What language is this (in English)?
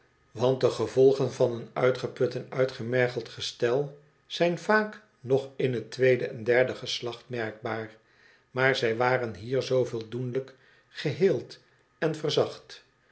Dutch